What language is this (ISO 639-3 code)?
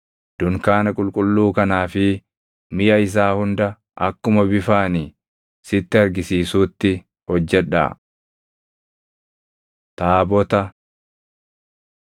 orm